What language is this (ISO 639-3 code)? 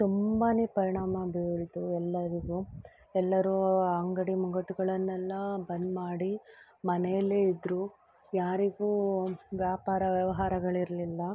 kan